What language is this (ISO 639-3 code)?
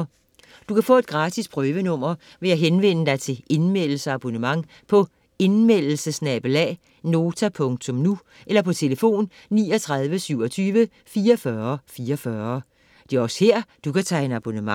dan